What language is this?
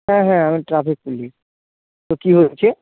Bangla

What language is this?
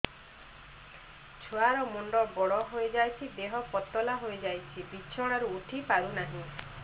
Odia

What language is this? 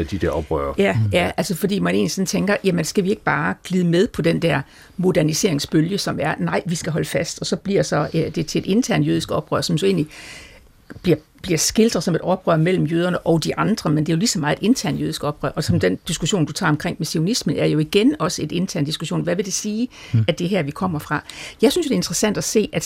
Danish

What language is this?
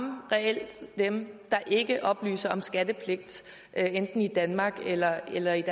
Danish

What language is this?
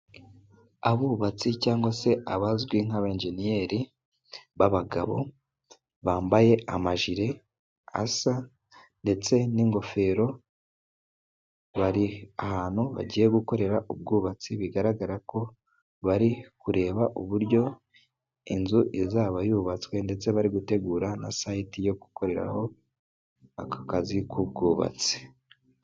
Kinyarwanda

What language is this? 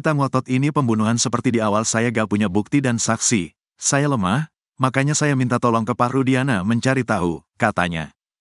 Indonesian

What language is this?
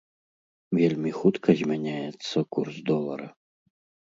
Belarusian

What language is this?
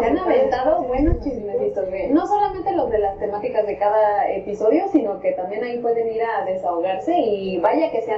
Spanish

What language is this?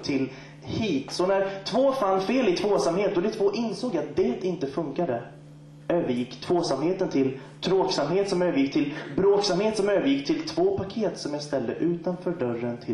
Swedish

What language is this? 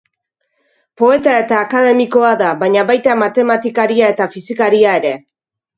Basque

